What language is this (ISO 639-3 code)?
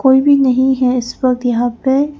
hin